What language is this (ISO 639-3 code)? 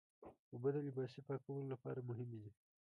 pus